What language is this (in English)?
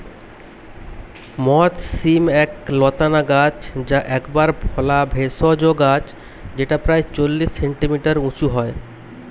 Bangla